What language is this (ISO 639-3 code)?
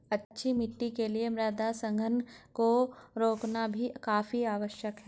hin